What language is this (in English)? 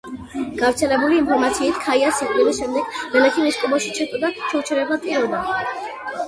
Georgian